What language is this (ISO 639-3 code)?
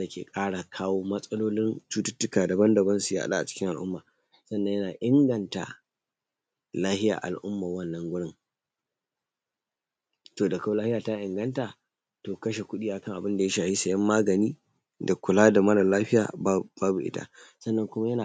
hau